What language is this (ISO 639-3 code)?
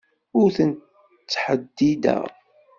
kab